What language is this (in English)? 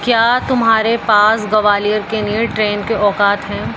Urdu